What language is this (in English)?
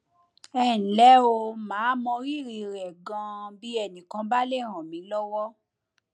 Yoruba